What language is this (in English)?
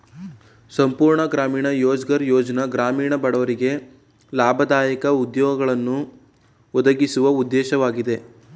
Kannada